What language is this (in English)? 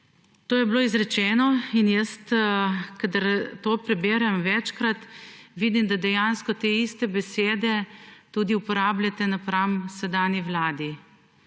Slovenian